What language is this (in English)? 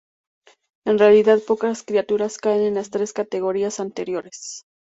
Spanish